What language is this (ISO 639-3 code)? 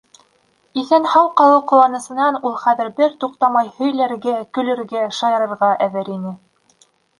bak